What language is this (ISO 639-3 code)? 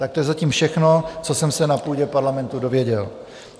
ces